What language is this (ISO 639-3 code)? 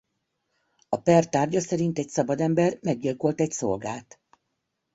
hun